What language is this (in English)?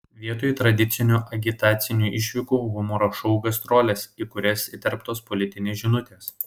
Lithuanian